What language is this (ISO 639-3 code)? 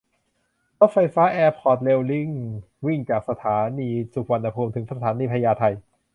tha